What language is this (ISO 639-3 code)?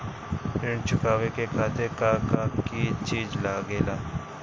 bho